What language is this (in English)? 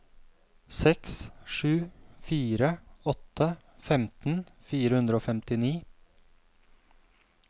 Norwegian